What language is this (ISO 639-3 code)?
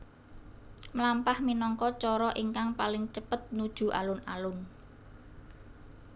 jav